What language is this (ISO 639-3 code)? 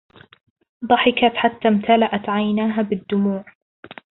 ara